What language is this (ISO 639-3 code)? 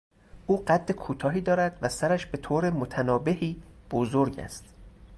fas